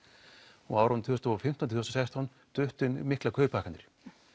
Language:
Icelandic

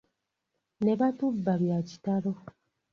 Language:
Ganda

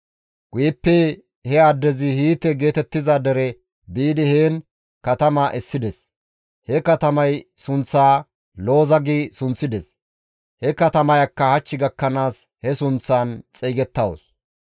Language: Gamo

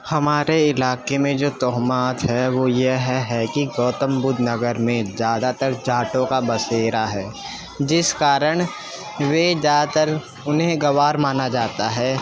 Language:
Urdu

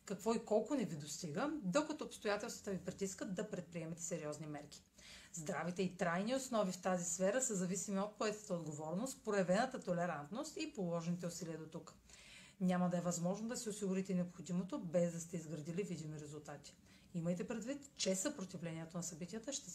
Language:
Bulgarian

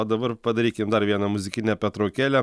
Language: Lithuanian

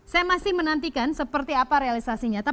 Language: Indonesian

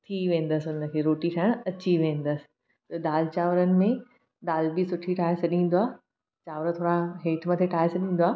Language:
Sindhi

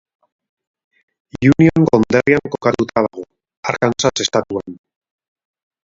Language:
Basque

